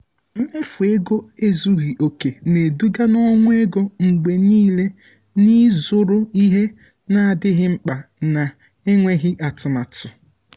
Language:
Igbo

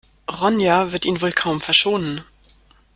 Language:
German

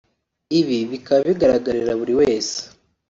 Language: Kinyarwanda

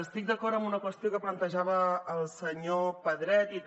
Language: Catalan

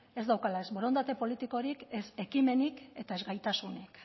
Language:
Basque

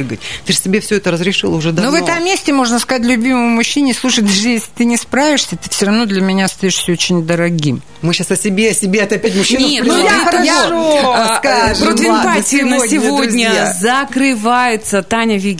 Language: Russian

